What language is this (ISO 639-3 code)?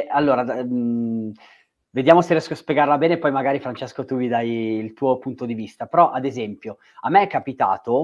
ita